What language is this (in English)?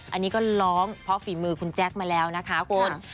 Thai